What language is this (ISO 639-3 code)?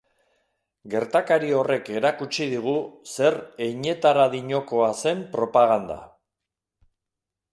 eus